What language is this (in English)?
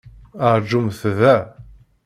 Kabyle